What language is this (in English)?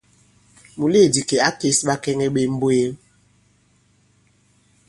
Bankon